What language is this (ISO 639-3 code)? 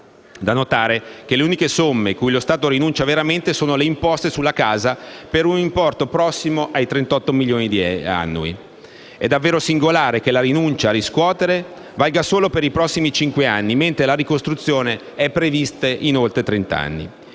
ita